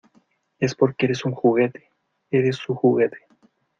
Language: Spanish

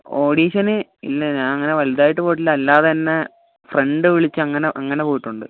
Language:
Malayalam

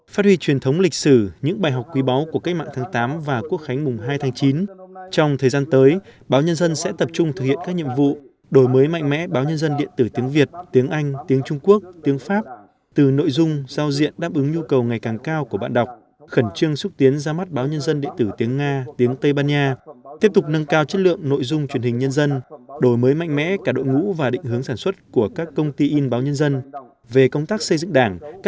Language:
Vietnamese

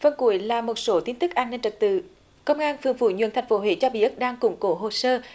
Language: Vietnamese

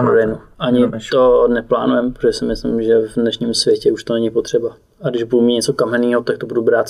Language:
Czech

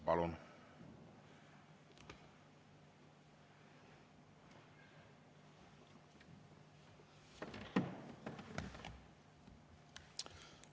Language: Estonian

